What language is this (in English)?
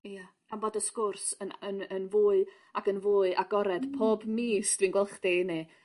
Welsh